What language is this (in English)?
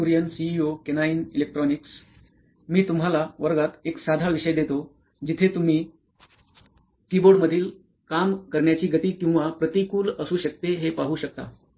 Marathi